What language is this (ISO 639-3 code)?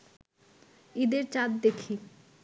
ben